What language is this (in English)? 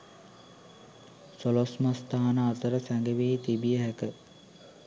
Sinhala